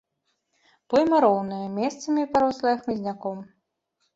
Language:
Belarusian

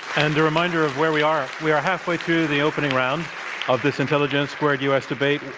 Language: English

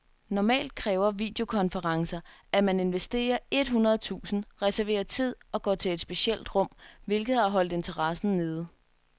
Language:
Danish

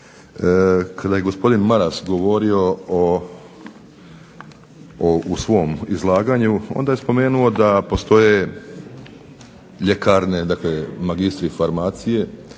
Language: Croatian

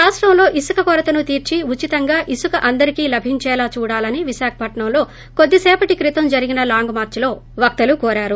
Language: Telugu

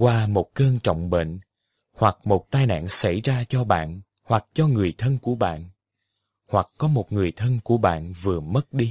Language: Vietnamese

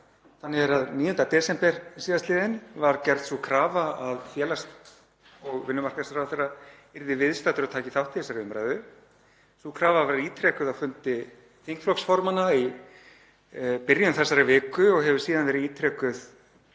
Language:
Icelandic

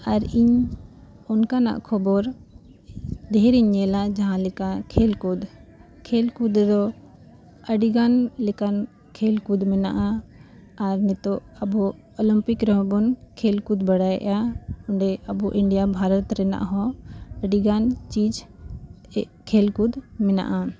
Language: Santali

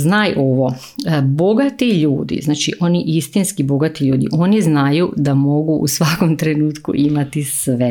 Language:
Croatian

